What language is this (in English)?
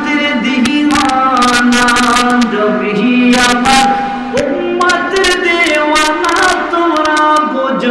Turkish